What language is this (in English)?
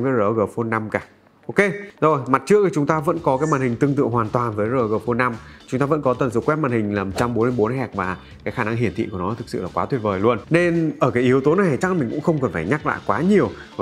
Vietnamese